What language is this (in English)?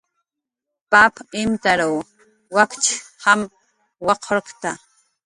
Jaqaru